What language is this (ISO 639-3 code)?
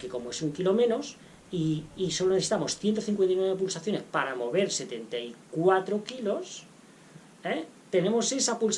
spa